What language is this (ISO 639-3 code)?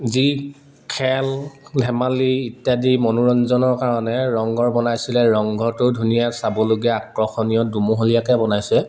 asm